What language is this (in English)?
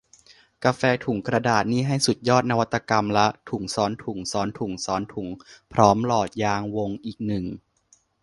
Thai